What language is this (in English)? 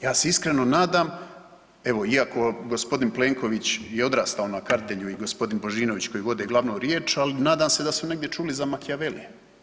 Croatian